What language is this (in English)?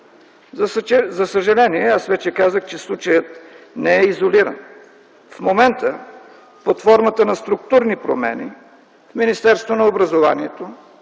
Bulgarian